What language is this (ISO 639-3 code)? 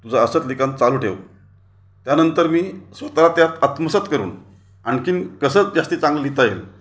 mar